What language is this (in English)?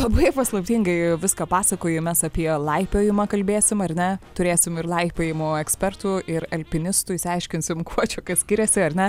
Lithuanian